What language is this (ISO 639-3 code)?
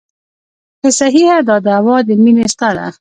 pus